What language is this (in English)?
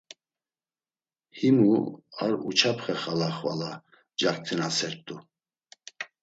Laz